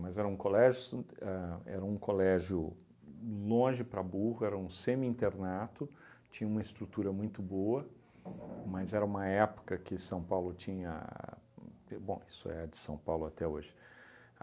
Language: Portuguese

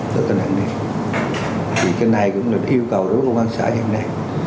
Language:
Vietnamese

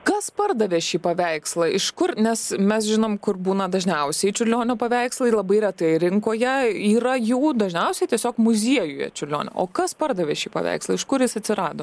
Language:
Lithuanian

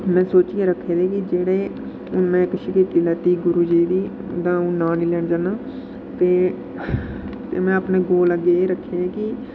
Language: Dogri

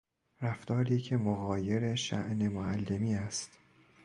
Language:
Persian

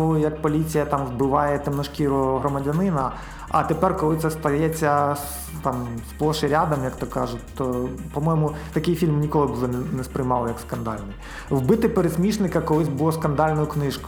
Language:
Ukrainian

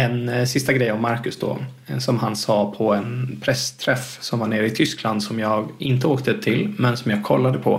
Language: Swedish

